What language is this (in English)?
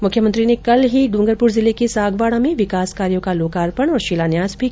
Hindi